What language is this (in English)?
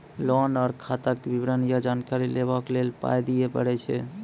Maithili